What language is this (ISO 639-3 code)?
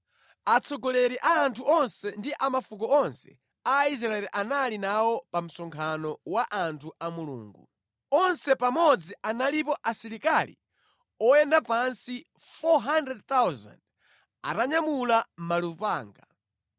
nya